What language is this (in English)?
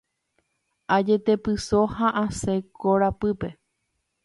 Guarani